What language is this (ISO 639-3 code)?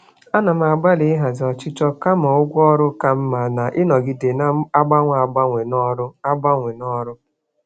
ibo